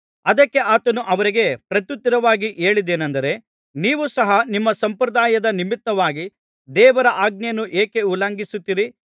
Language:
Kannada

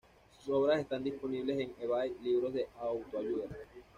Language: Spanish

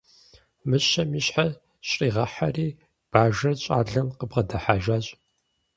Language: Kabardian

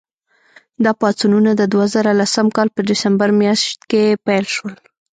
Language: Pashto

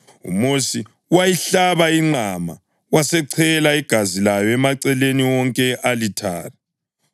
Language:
North Ndebele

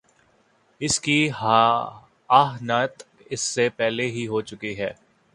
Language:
Urdu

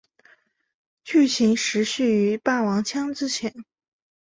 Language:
Chinese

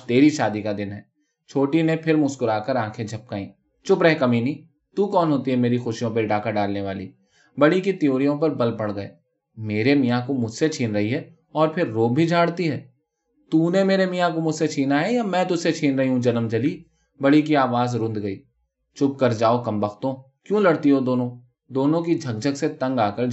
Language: Urdu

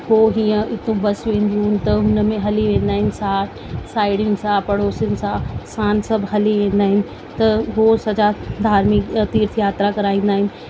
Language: Sindhi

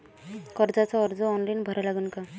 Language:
Marathi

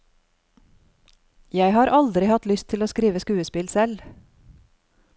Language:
Norwegian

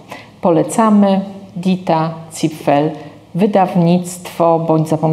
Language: Polish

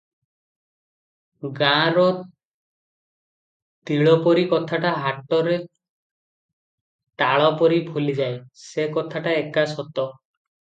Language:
Odia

